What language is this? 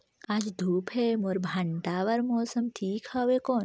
Chhattisgarhi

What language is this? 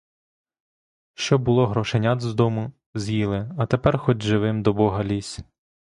Ukrainian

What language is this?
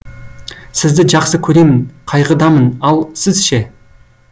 Kazakh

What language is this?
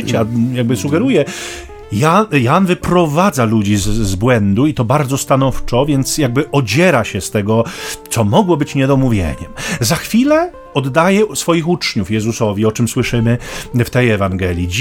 Polish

